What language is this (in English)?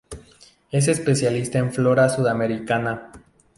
Spanish